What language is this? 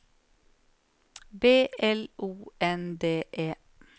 Norwegian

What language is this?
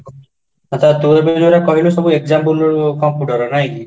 Odia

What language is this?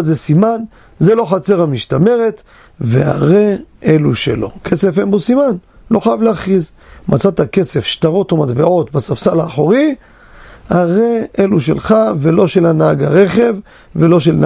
Hebrew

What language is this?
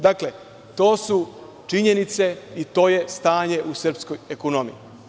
Serbian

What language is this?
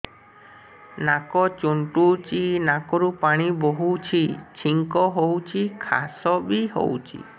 Odia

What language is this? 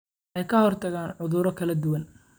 Somali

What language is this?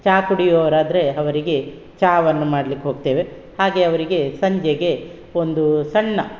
Kannada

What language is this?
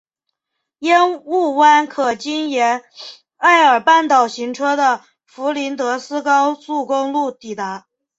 Chinese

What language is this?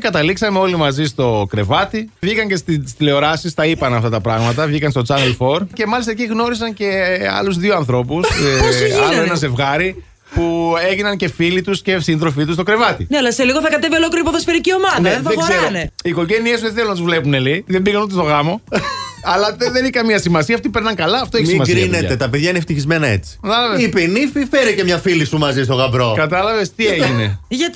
Greek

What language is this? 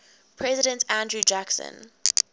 English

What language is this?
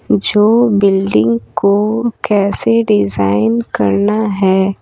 Hindi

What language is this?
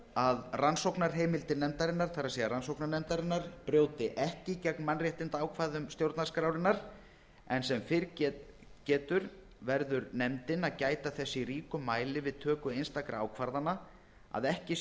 Icelandic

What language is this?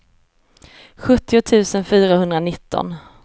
Swedish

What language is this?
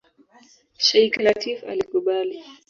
Swahili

